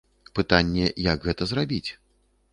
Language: Belarusian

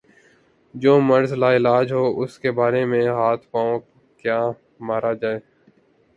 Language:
Urdu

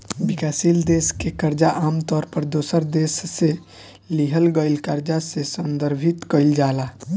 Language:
Bhojpuri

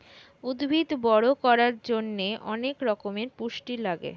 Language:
Bangla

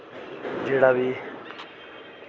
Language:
Dogri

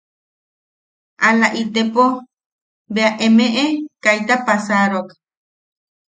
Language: Yaqui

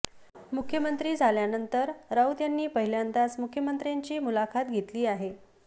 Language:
Marathi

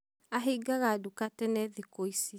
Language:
Kikuyu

